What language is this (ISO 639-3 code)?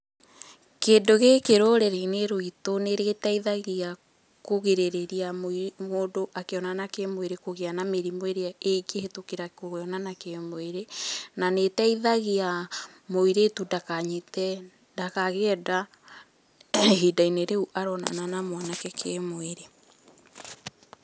kik